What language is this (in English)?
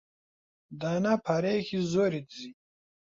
Central Kurdish